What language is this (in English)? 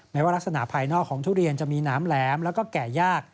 Thai